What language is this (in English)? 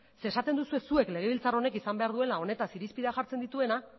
Basque